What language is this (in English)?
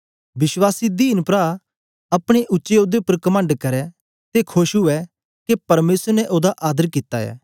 Dogri